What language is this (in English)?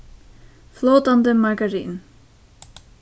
Faroese